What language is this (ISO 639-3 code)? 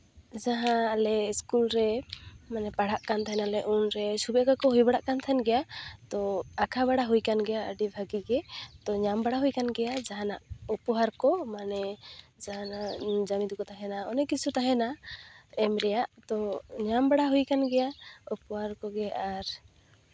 sat